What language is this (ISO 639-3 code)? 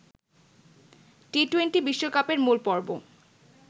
ben